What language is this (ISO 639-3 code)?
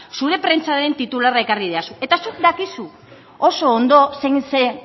eus